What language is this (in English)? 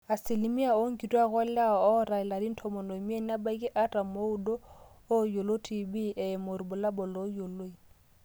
Masai